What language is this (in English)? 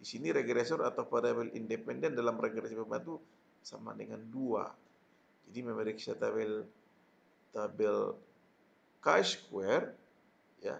Indonesian